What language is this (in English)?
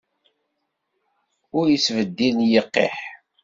Kabyle